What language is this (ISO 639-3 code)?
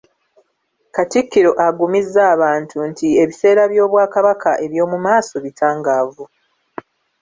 lug